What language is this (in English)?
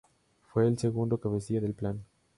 Spanish